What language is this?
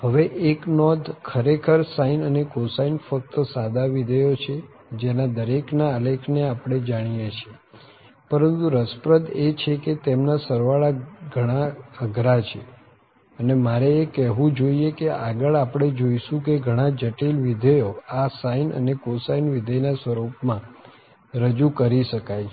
Gujarati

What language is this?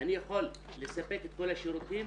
Hebrew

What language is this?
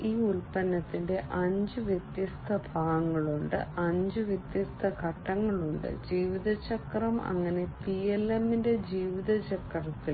Malayalam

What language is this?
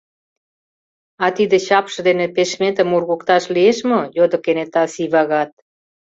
Mari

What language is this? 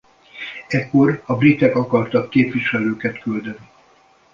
Hungarian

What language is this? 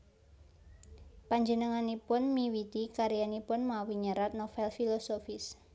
Javanese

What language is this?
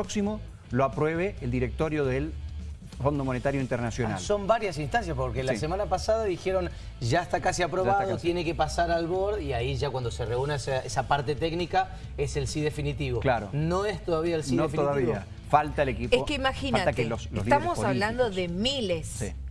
Spanish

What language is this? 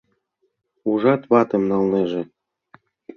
Mari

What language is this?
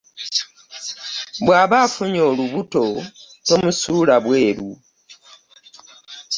Ganda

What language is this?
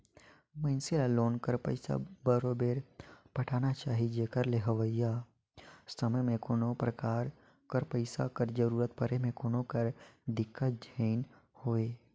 Chhattisgarhi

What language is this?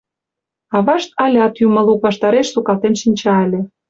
Mari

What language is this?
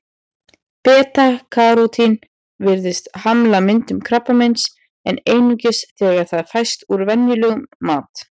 Icelandic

